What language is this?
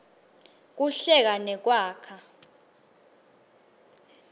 Swati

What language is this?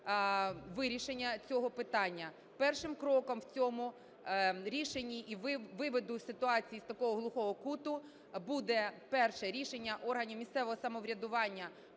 Ukrainian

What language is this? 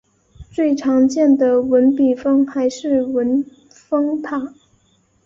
Chinese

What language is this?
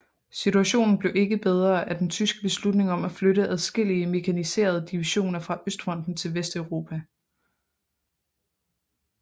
Danish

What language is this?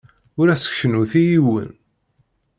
Kabyle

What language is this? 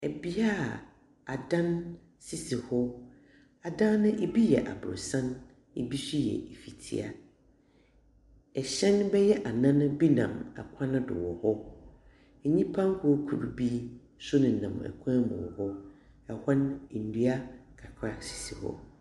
Akan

